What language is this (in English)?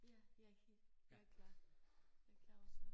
Danish